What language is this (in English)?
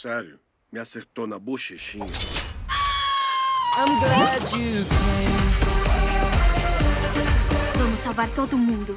Portuguese